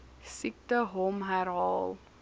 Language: Afrikaans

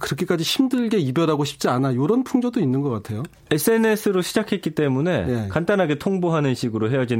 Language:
Korean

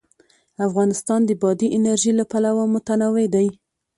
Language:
Pashto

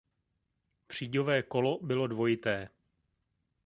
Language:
Czech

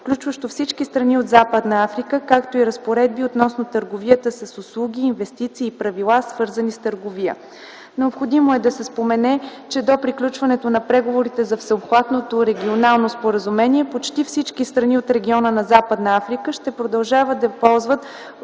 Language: Bulgarian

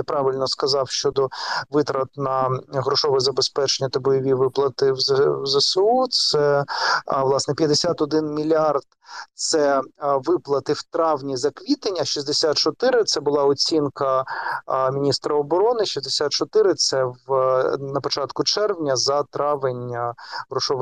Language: Ukrainian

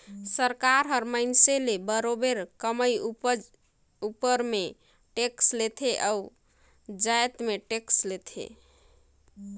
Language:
Chhattisgarhi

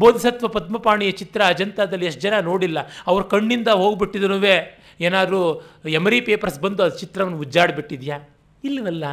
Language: Kannada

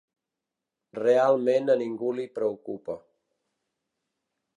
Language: Catalan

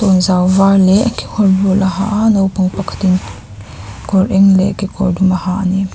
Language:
Mizo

